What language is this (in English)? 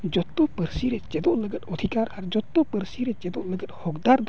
Santali